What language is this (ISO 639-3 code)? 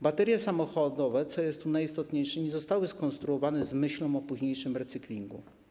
pol